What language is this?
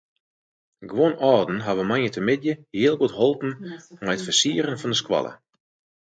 Western Frisian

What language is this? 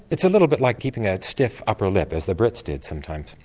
English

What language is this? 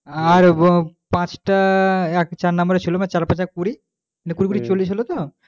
Bangla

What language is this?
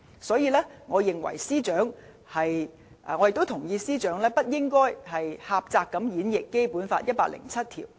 Cantonese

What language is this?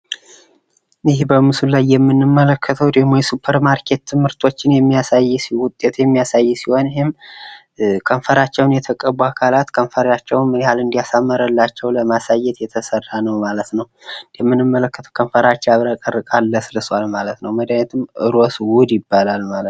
Amharic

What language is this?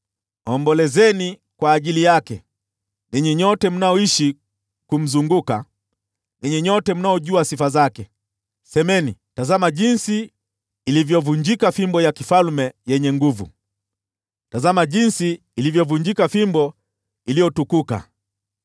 Swahili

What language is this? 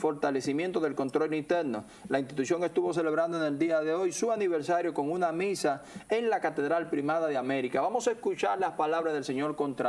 Spanish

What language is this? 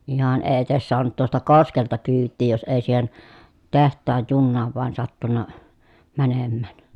Finnish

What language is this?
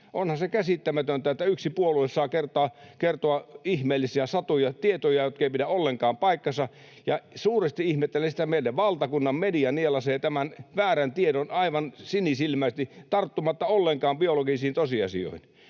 Finnish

